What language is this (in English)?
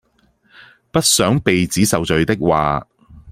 Cantonese